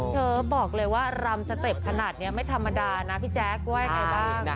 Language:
Thai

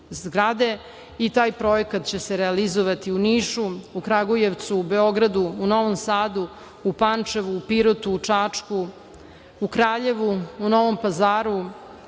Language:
Serbian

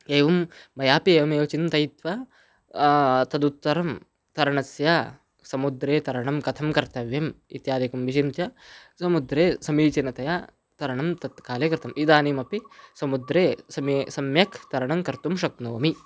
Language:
Sanskrit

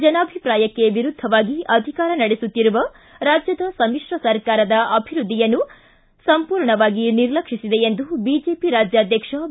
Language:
Kannada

